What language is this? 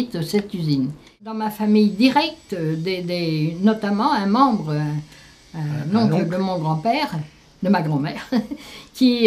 French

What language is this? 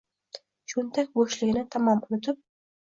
Uzbek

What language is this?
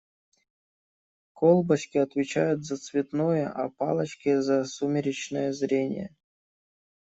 Russian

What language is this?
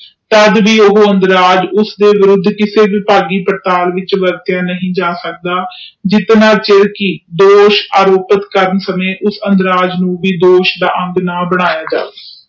Punjabi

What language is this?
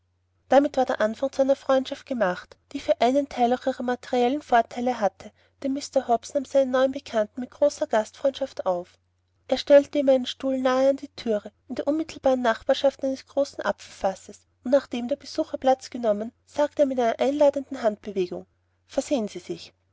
German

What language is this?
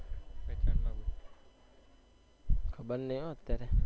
Gujarati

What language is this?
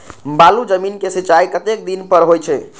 Maithili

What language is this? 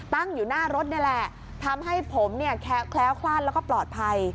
Thai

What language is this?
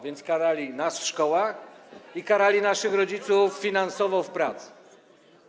Polish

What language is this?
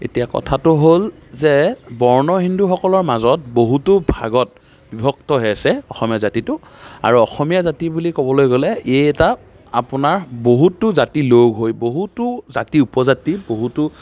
Assamese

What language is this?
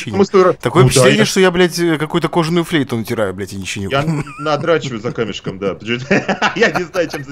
Russian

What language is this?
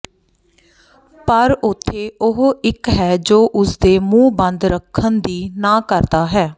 Punjabi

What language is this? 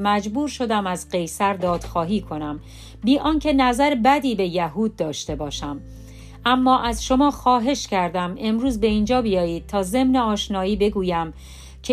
Persian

